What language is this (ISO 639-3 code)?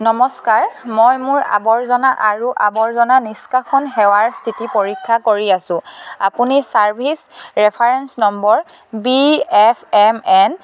asm